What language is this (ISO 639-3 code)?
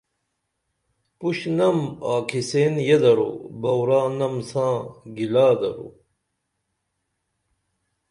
dml